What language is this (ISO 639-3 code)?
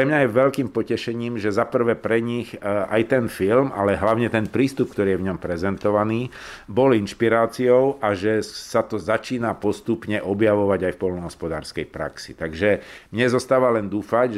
slk